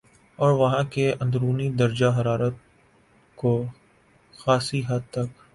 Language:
Urdu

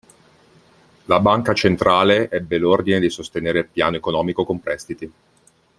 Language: Italian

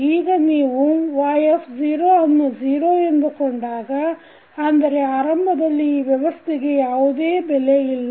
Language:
Kannada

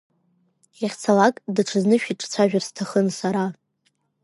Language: Abkhazian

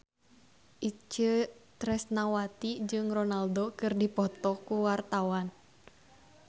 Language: Sundanese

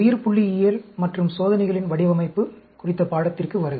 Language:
Tamil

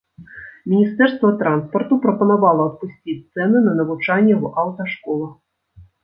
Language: Belarusian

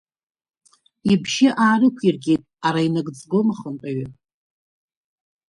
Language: Abkhazian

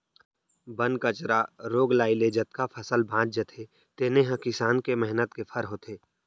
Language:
Chhattisgarhi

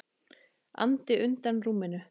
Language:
Icelandic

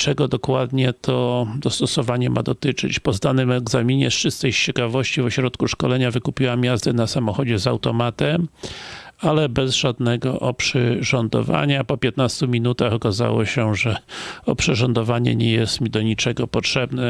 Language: Polish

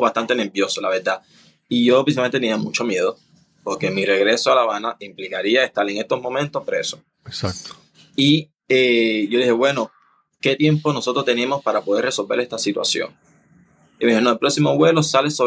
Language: Spanish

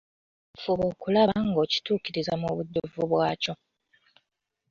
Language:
Ganda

